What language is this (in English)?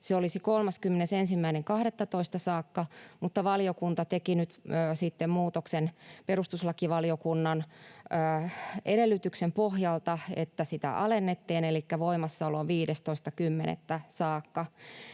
Finnish